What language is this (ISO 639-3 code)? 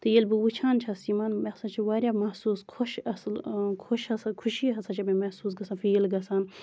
kas